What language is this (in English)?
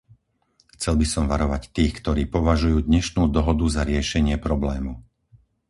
Slovak